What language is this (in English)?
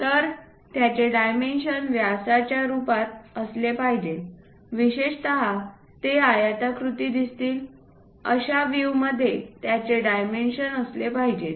Marathi